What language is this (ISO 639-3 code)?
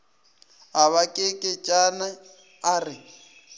nso